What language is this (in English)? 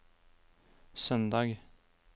Norwegian